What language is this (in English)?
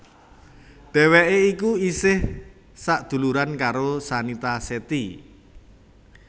Javanese